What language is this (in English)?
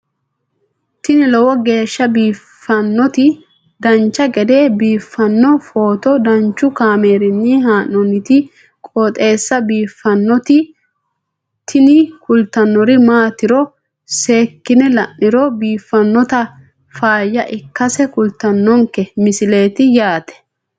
Sidamo